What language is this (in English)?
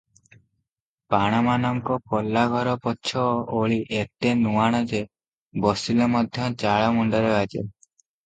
Odia